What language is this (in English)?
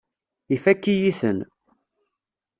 Kabyle